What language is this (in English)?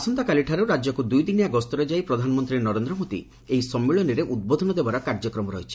Odia